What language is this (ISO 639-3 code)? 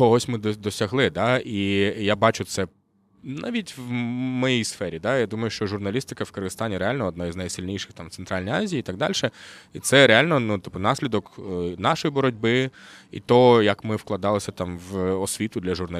ukr